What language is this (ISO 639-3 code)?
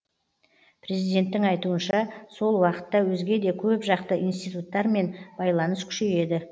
kaz